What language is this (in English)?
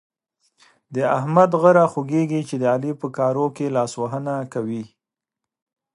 Pashto